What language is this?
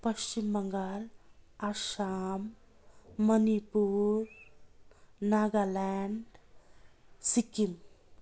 Nepali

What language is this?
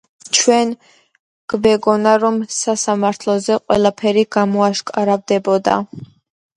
Georgian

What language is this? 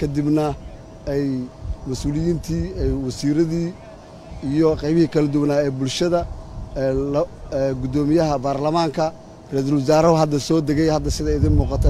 Arabic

